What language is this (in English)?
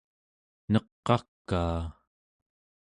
Central Yupik